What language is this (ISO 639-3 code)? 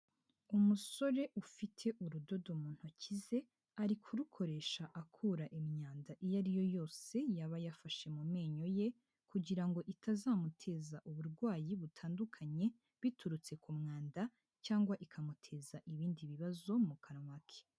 kin